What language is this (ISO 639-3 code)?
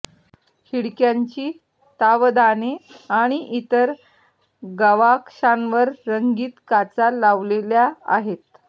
mar